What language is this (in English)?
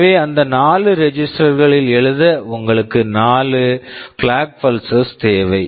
Tamil